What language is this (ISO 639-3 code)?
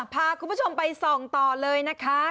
tha